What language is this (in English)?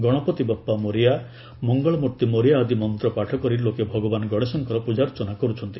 Odia